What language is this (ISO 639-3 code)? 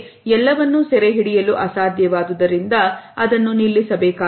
kan